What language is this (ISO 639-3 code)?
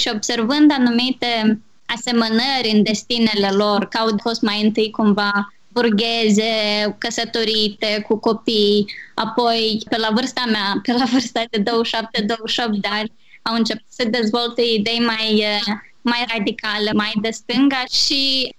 ron